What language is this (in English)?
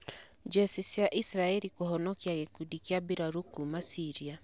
Kikuyu